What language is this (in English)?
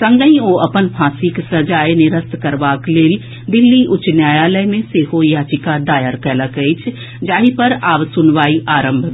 Maithili